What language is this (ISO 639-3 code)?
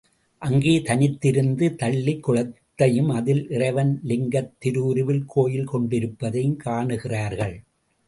tam